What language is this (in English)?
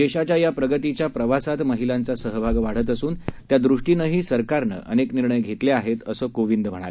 Marathi